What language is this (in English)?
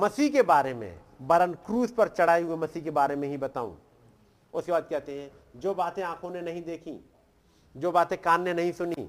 Hindi